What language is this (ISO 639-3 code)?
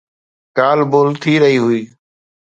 snd